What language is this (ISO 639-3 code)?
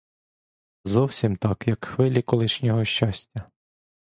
ukr